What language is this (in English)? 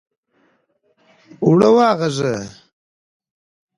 Pashto